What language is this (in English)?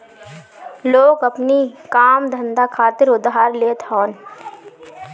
Bhojpuri